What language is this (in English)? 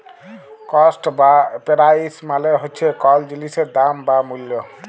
Bangla